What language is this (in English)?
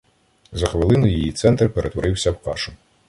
Ukrainian